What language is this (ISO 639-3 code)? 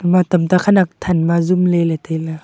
nnp